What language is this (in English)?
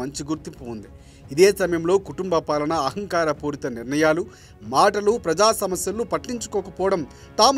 Telugu